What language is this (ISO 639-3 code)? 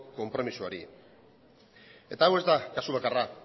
eus